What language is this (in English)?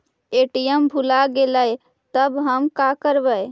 Magahi